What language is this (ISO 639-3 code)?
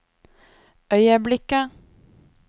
nor